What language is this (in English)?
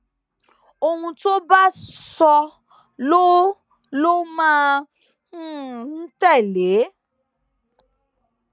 Yoruba